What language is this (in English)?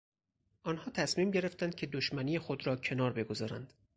Persian